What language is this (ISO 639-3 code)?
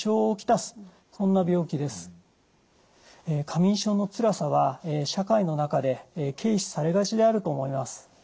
jpn